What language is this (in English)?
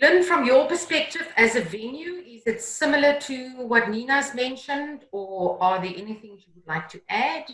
English